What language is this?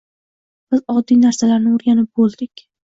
Uzbek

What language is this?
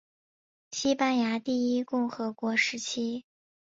Chinese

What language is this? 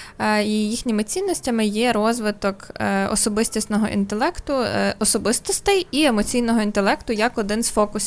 Ukrainian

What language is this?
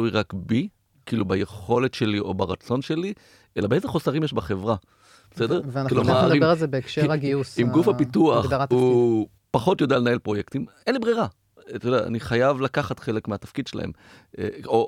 Hebrew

